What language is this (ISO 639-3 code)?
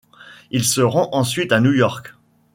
fra